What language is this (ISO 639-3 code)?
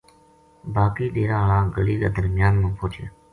gju